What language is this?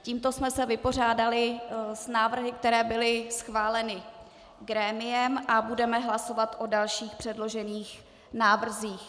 Czech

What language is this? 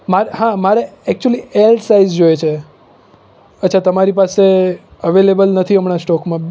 Gujarati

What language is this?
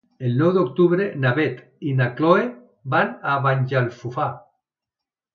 Catalan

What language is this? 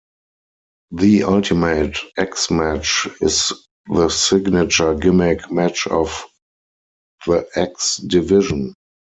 English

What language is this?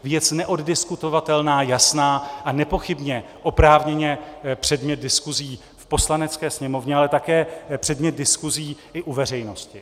Czech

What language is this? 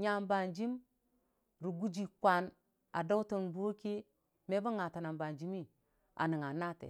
Dijim-Bwilim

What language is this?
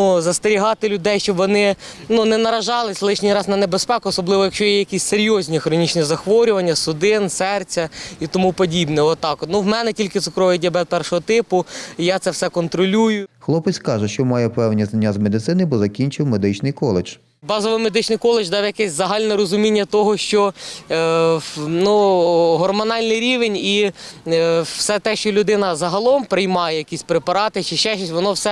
Ukrainian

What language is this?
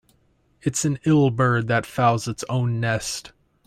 English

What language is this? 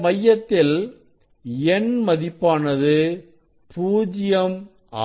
Tamil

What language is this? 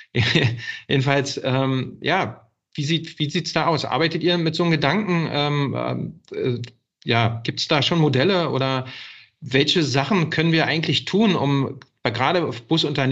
German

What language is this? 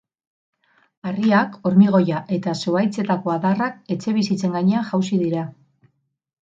Basque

